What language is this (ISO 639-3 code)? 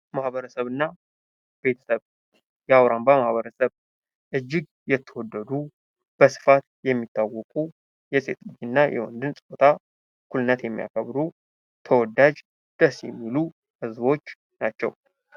amh